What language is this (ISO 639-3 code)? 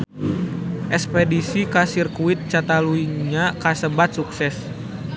sun